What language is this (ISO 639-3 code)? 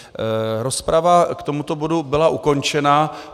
ces